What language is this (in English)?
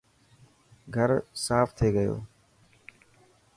Dhatki